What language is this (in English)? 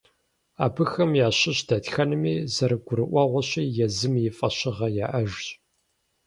Kabardian